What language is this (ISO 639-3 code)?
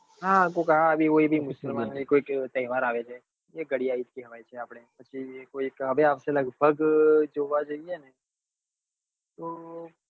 guj